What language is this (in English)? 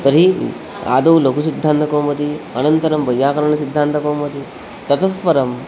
Sanskrit